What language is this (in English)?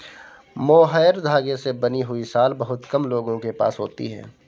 Hindi